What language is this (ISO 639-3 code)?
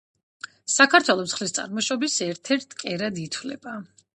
kat